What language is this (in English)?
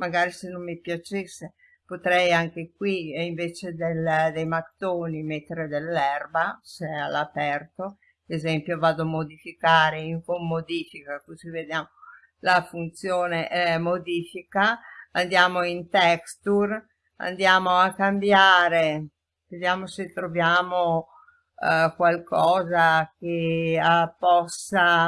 Italian